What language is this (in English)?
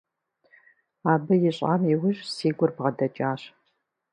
Kabardian